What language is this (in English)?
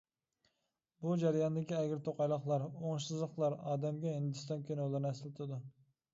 Uyghur